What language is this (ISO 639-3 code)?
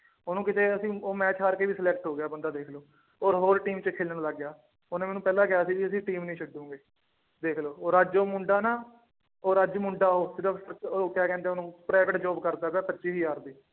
pan